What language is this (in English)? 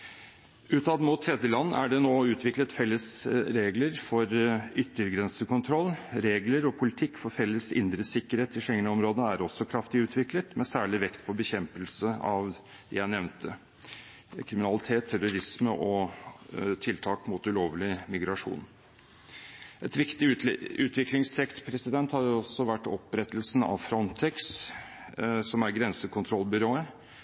Norwegian Bokmål